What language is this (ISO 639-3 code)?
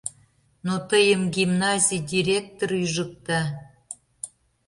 chm